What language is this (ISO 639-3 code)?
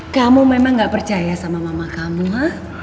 ind